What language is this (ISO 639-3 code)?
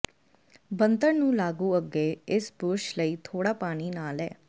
pan